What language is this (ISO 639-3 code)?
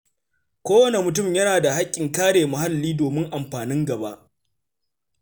hau